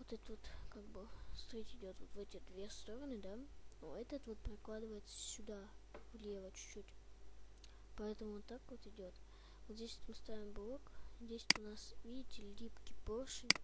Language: Russian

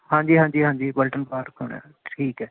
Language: Punjabi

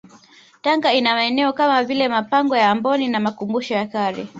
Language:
Swahili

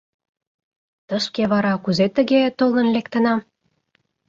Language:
Mari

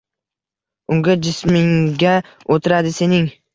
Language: Uzbek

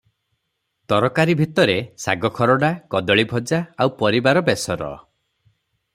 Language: Odia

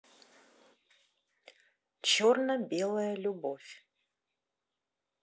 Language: Russian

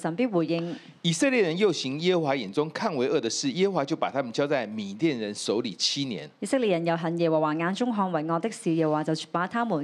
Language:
Chinese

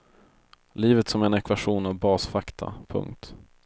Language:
Swedish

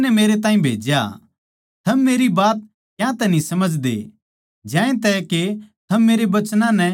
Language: Haryanvi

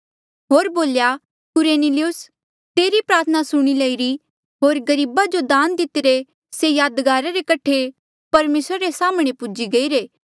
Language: Mandeali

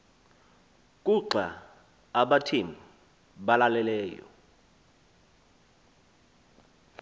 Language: Xhosa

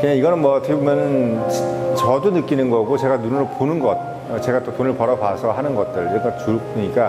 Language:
Korean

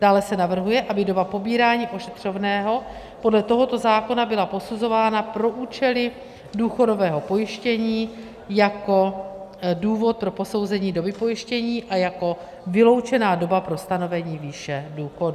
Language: Czech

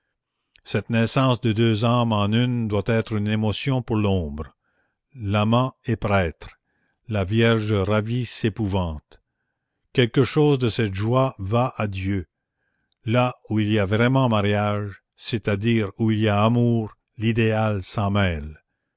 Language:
French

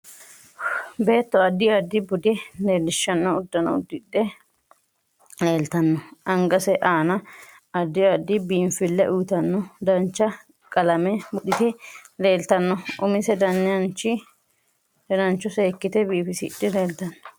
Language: Sidamo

